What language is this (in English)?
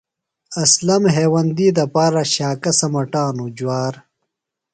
Phalura